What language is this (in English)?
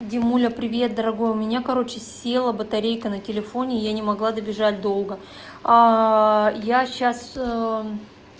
Russian